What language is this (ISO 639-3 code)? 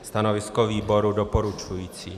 ces